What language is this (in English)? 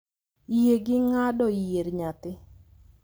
Luo (Kenya and Tanzania)